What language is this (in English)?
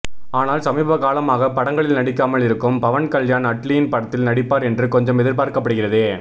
Tamil